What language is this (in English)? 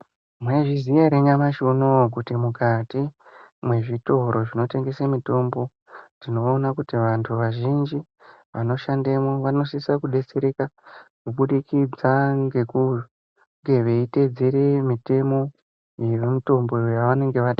Ndau